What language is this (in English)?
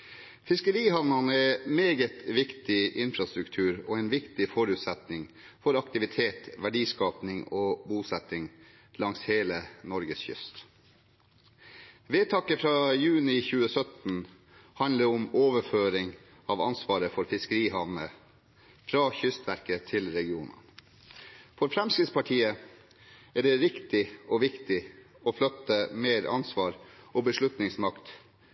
Norwegian Bokmål